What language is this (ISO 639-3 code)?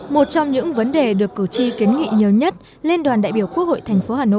vie